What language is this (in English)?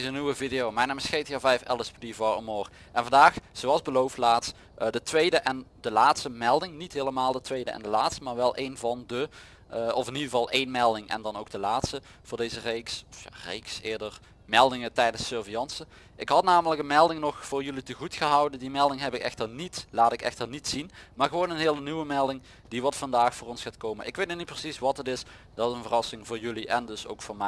Dutch